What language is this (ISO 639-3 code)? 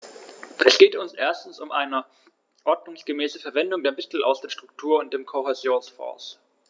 deu